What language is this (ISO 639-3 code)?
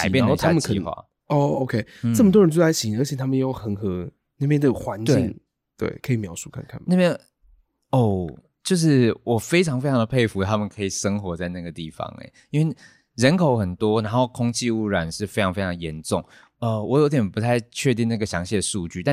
zho